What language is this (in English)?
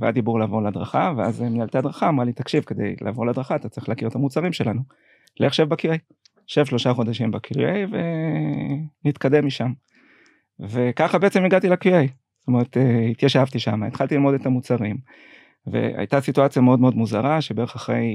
Hebrew